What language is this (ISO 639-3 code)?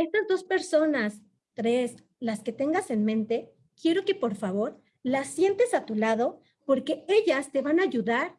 spa